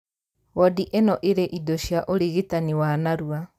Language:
Kikuyu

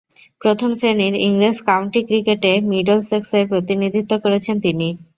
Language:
Bangla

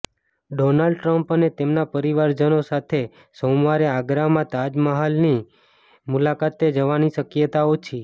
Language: Gujarati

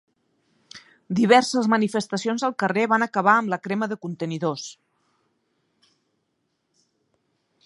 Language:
Catalan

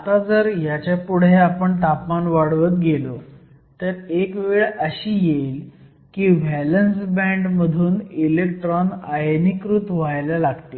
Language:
Marathi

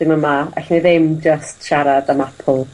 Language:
Welsh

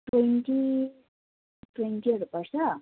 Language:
Nepali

